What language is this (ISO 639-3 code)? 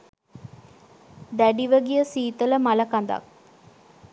sin